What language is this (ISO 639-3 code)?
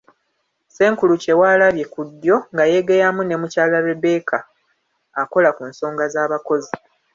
lug